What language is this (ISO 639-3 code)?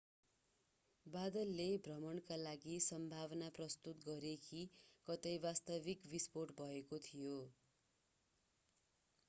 nep